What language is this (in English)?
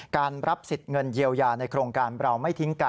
Thai